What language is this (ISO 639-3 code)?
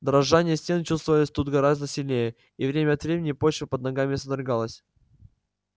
rus